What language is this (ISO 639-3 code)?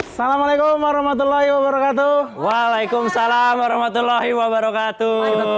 ind